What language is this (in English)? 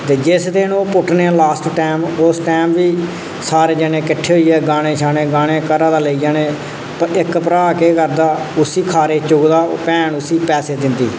Dogri